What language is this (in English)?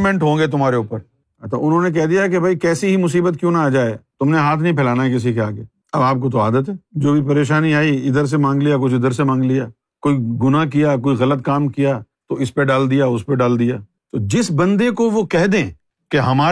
Urdu